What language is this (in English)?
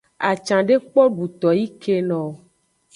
Aja (Benin)